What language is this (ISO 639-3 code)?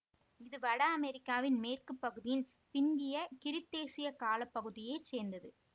tam